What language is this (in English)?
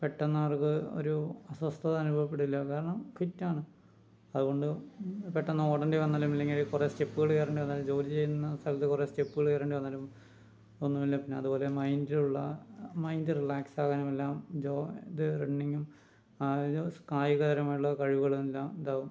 Malayalam